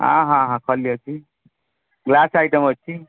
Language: Odia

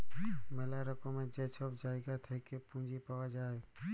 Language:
Bangla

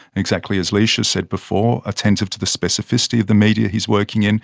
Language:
English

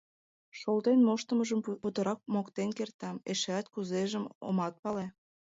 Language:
Mari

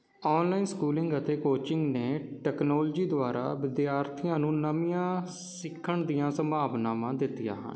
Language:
Punjabi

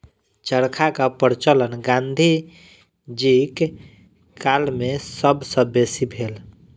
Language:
Maithili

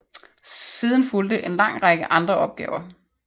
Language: Danish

